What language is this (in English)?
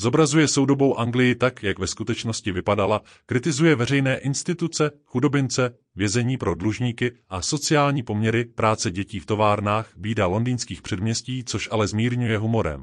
Czech